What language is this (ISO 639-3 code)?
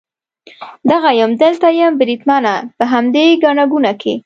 pus